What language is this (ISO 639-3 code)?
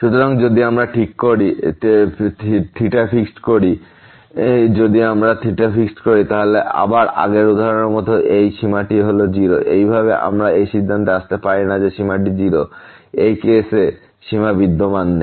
ben